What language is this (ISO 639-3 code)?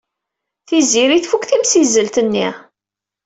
kab